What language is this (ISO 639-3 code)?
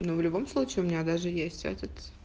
rus